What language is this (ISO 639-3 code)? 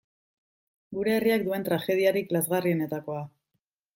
eus